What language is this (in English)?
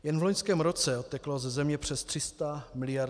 Czech